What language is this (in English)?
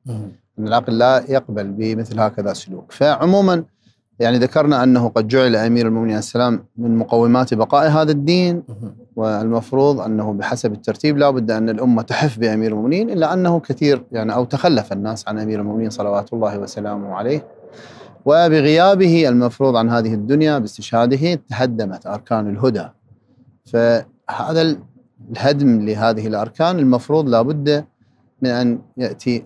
Arabic